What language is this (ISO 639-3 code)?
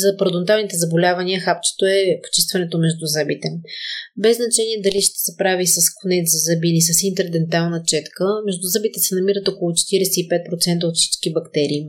bul